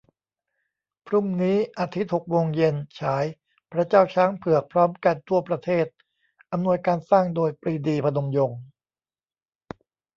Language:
Thai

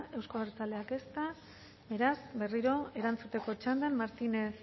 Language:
Basque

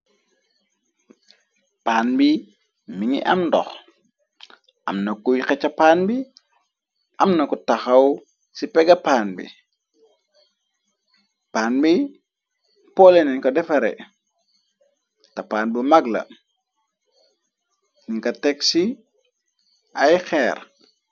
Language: Wolof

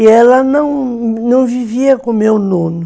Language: Portuguese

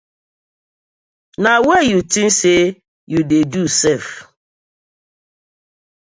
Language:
Nigerian Pidgin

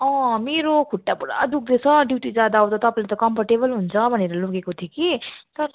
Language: Nepali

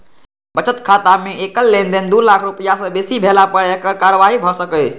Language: Maithili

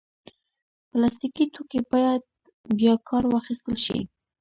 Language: Pashto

